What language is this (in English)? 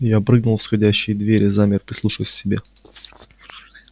Russian